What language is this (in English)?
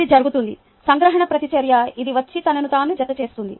Telugu